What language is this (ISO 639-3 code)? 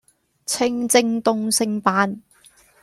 yue